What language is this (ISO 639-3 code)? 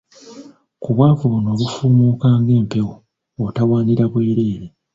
lug